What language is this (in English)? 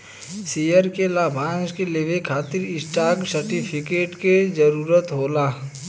Bhojpuri